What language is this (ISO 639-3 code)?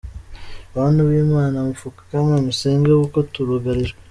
kin